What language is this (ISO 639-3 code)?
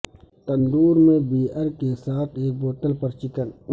urd